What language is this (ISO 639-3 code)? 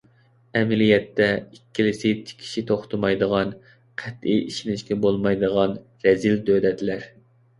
uig